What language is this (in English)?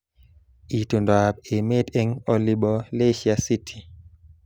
Kalenjin